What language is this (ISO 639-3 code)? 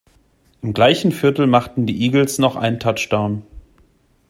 deu